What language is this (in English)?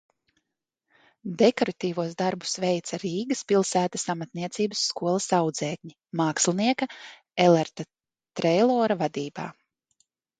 Latvian